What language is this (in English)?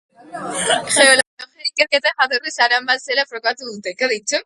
Basque